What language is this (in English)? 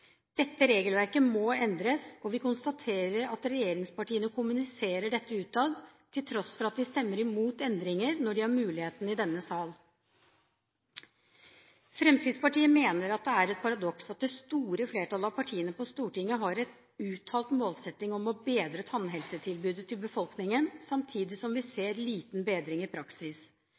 Norwegian Bokmål